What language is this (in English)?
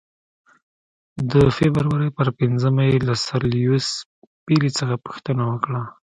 Pashto